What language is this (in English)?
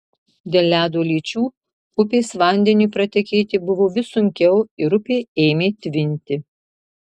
Lithuanian